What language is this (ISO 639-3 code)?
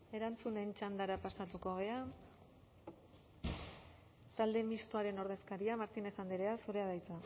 eus